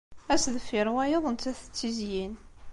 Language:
Kabyle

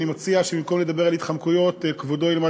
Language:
Hebrew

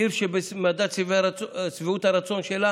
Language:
Hebrew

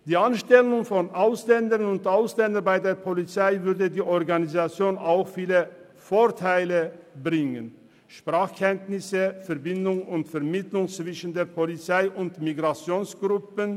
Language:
Swiss German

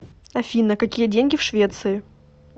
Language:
Russian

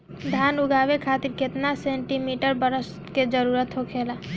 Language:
Bhojpuri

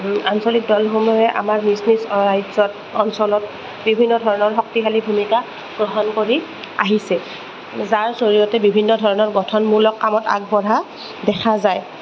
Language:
Assamese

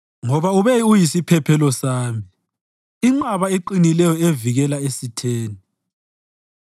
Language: North Ndebele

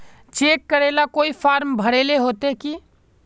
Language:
Magahi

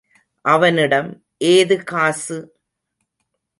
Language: Tamil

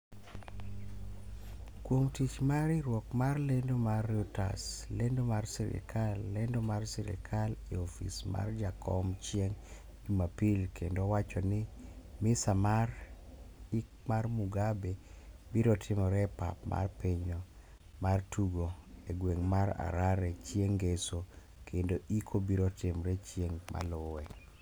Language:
Luo (Kenya and Tanzania)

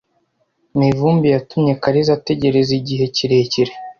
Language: Kinyarwanda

